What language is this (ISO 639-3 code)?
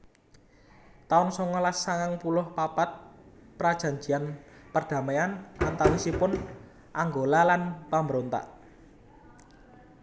jav